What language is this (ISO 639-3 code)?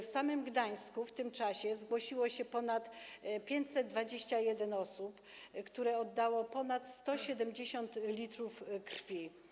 pol